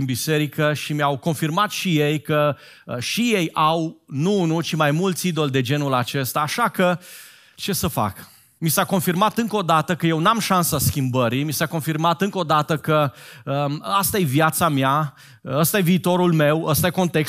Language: Romanian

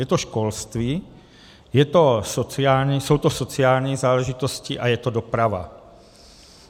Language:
Czech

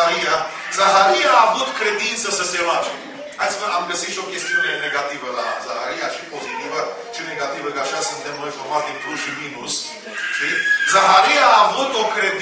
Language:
Romanian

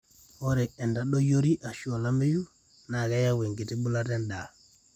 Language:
Masai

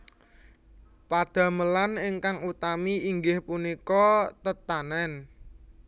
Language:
Javanese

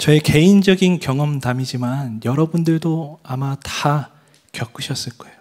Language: Korean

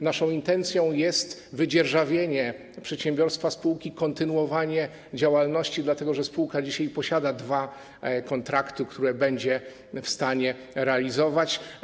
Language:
Polish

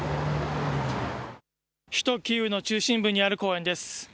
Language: Japanese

